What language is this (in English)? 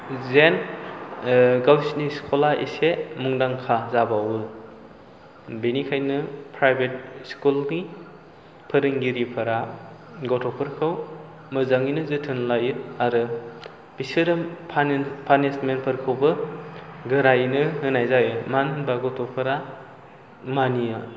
Bodo